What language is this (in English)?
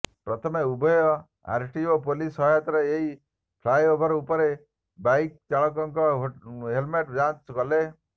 Odia